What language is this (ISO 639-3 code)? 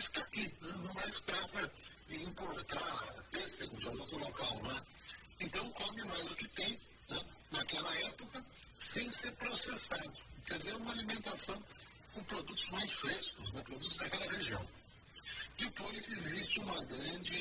por